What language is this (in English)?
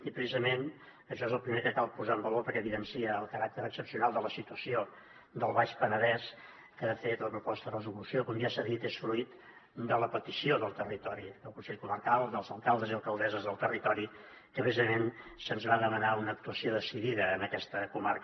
Catalan